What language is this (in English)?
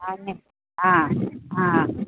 Konkani